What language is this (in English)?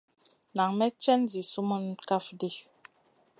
Masana